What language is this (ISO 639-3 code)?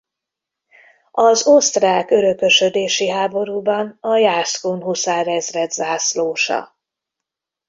hun